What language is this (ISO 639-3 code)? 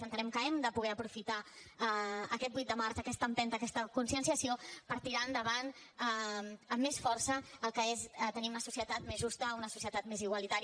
cat